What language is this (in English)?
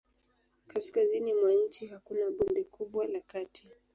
Swahili